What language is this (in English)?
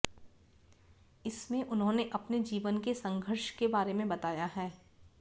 Hindi